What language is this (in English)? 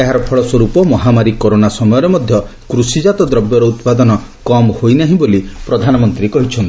Odia